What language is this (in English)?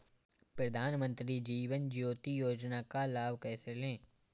Hindi